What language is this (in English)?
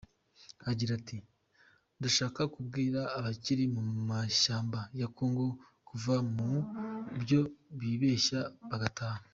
Kinyarwanda